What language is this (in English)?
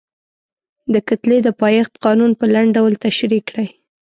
Pashto